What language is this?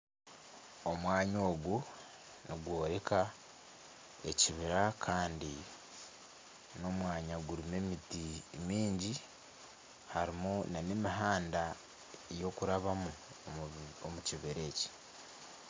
Nyankole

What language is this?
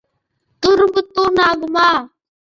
Tamil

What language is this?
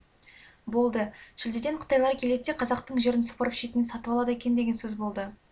Kazakh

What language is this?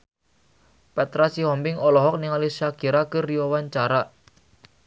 Sundanese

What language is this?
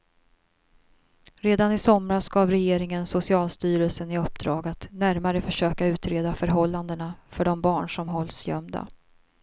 Swedish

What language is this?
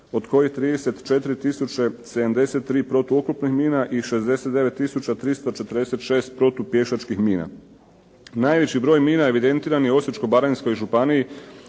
Croatian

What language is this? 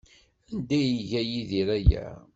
Kabyle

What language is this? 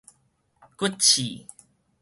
Min Nan Chinese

